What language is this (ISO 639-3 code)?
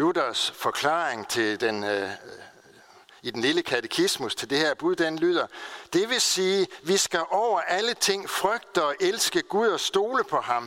dan